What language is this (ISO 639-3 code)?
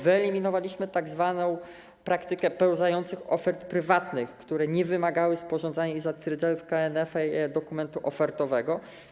pol